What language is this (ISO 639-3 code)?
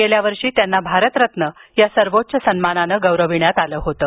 mar